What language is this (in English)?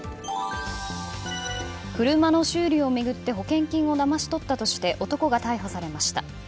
Japanese